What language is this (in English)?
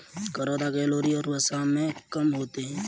Hindi